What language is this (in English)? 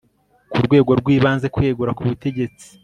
Kinyarwanda